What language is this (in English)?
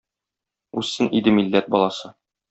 Tatar